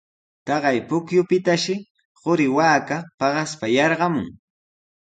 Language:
Sihuas Ancash Quechua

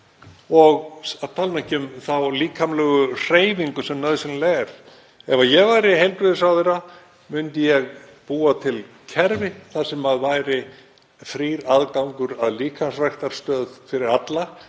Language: Icelandic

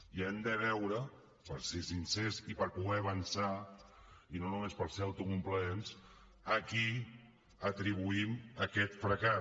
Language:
Catalan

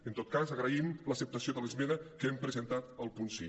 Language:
Catalan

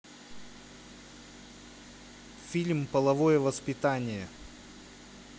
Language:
Russian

